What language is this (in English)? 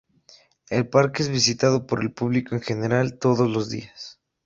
Spanish